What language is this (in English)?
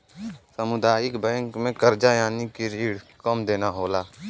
Bhojpuri